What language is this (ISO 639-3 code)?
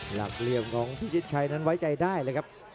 tha